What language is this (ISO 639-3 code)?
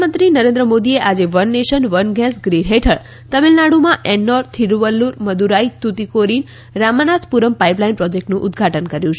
guj